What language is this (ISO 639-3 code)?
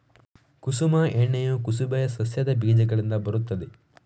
kan